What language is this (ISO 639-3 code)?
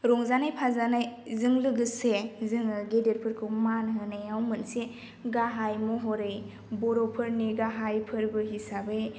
brx